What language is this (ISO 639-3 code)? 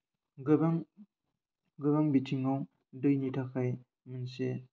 brx